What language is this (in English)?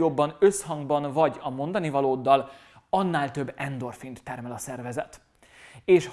Hungarian